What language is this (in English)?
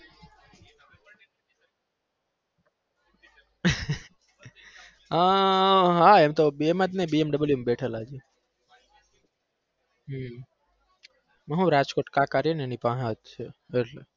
Gujarati